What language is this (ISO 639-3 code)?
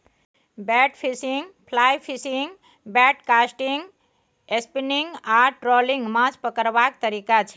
mai